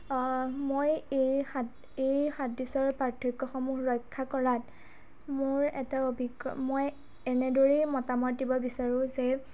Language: Assamese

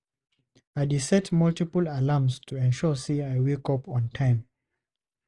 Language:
Nigerian Pidgin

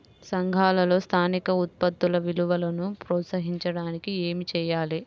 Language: Telugu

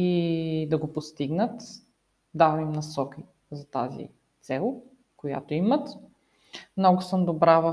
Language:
Bulgarian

